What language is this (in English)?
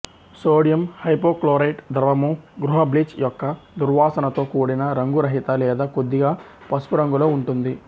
Telugu